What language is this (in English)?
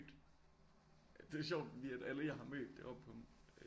Danish